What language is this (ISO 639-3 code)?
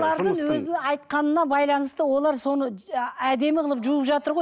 kaz